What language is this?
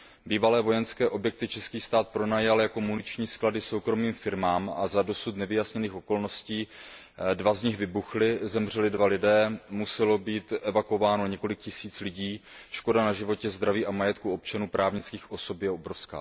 Czech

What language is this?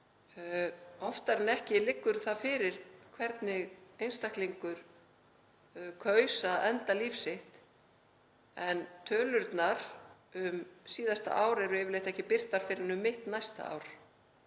Icelandic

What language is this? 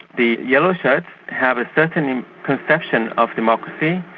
English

